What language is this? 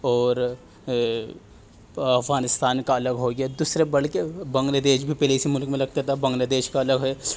Urdu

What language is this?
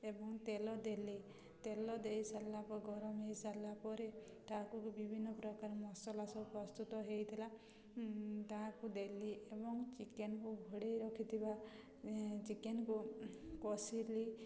Odia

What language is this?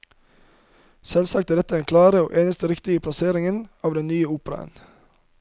Norwegian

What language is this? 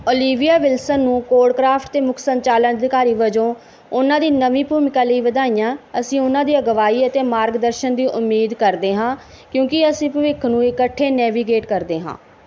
Punjabi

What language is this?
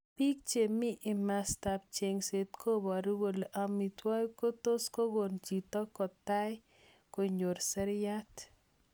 Kalenjin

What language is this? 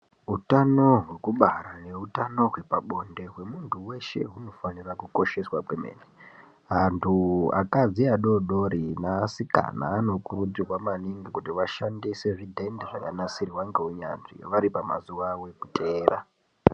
Ndau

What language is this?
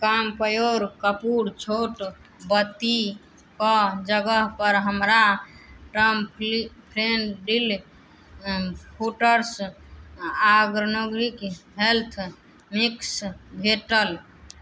Maithili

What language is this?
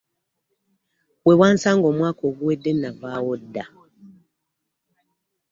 Ganda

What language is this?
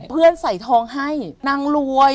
Thai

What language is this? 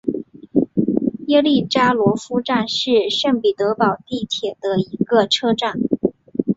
Chinese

